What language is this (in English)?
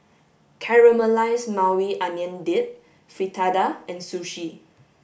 English